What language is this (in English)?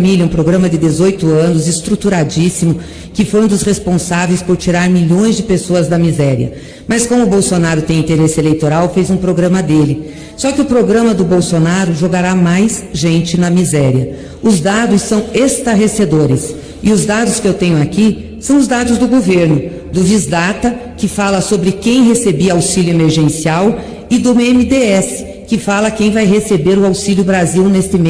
Portuguese